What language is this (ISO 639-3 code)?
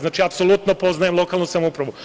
srp